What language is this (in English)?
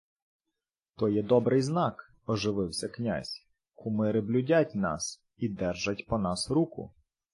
Ukrainian